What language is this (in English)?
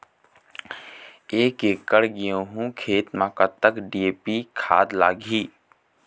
Chhattisgarhi